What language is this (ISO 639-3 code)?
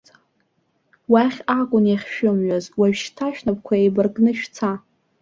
abk